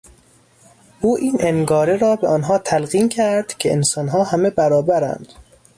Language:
Persian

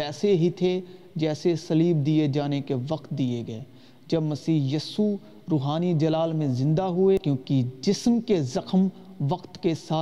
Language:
Urdu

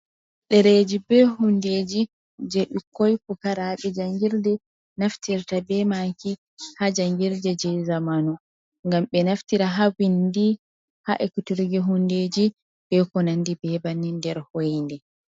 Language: Fula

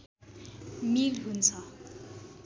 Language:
Nepali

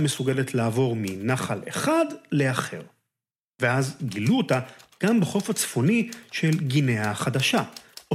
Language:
Hebrew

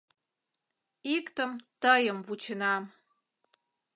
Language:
Mari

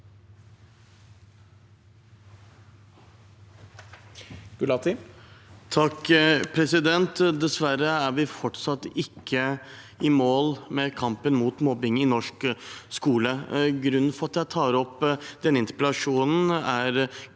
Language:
Norwegian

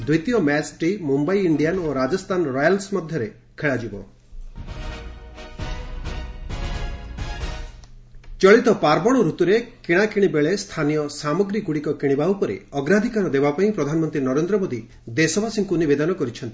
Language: Odia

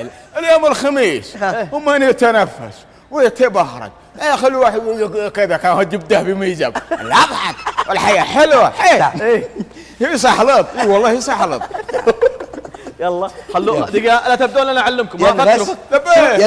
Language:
Arabic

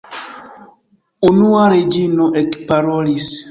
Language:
Esperanto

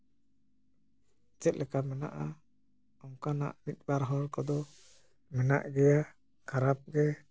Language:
Santali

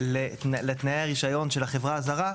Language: Hebrew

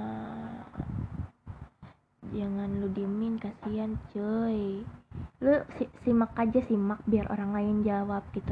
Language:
Indonesian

